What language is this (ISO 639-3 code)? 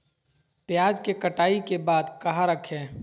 mag